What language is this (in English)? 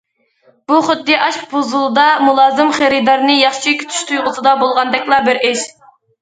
Uyghur